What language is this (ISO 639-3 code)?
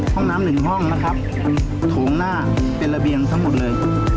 tha